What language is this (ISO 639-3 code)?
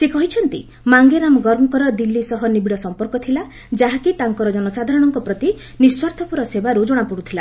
ori